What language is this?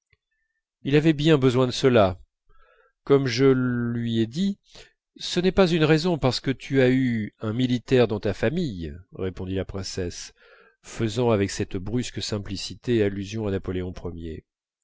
French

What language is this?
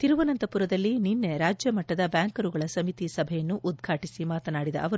Kannada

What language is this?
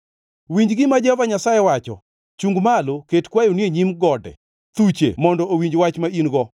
Luo (Kenya and Tanzania)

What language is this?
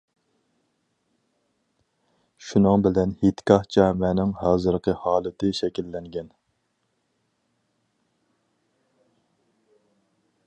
Uyghur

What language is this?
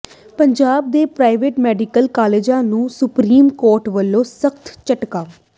Punjabi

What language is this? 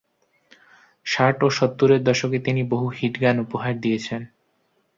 Bangla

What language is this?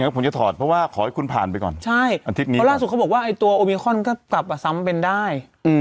Thai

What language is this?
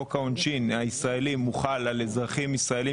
Hebrew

